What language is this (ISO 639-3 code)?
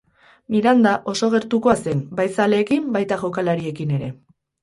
eus